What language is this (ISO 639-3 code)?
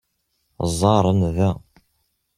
kab